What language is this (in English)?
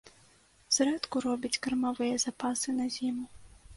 Belarusian